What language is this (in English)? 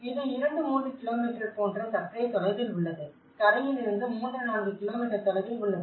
Tamil